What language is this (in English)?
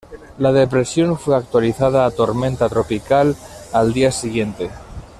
Spanish